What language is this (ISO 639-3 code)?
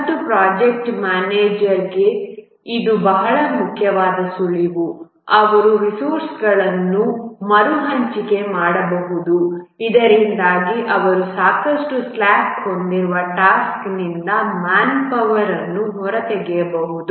kan